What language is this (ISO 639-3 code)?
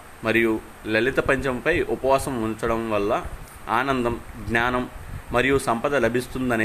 tel